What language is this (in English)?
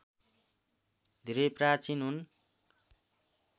Nepali